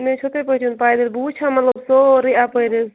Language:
Kashmiri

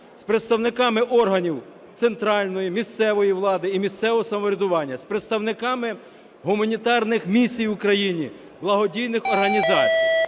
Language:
Ukrainian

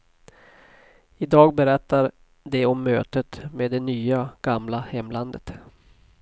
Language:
Swedish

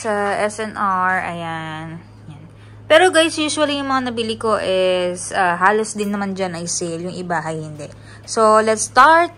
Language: Filipino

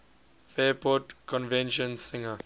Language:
English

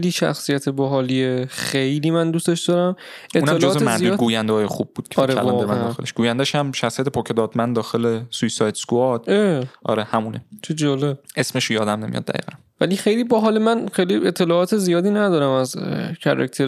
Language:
Persian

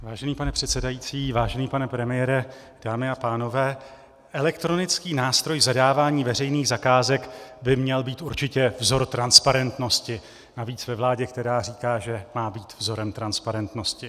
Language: Czech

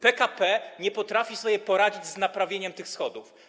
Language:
Polish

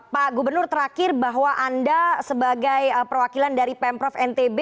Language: Indonesian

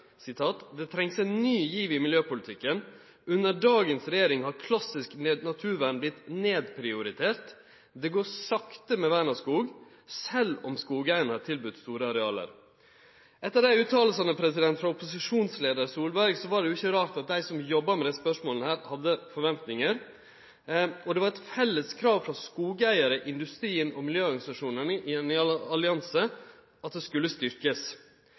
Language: Norwegian Nynorsk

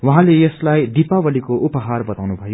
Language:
Nepali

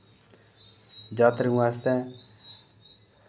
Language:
Dogri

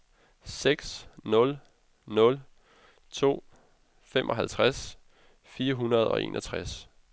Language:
Danish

